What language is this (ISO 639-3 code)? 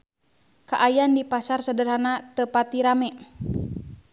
sun